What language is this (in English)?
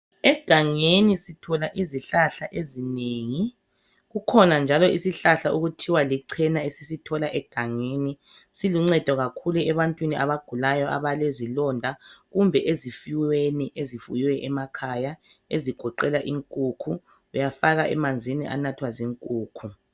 North Ndebele